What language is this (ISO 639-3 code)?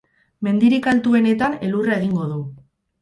eus